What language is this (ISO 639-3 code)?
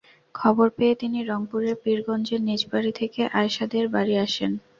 ben